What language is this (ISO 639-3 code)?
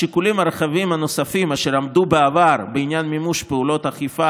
heb